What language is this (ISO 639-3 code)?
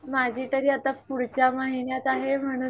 mar